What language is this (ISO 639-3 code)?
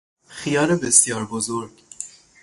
fas